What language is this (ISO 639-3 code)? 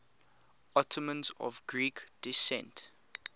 eng